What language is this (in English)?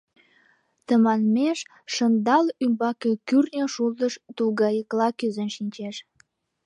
Mari